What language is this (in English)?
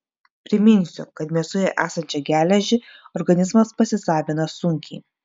Lithuanian